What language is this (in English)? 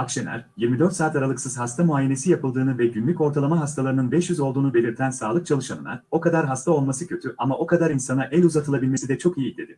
Turkish